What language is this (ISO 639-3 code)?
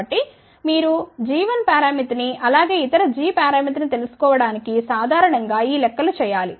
tel